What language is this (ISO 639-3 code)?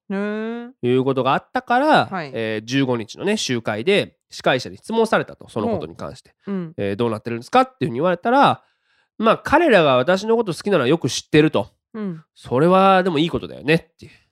jpn